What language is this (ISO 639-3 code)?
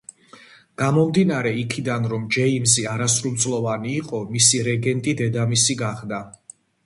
kat